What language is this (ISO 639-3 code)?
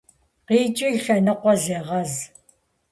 kbd